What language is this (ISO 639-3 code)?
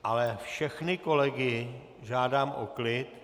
ces